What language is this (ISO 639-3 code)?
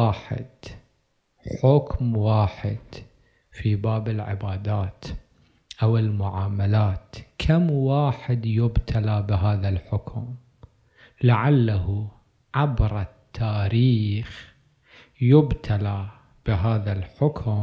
ara